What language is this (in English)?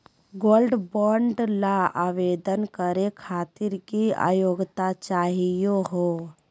Magahi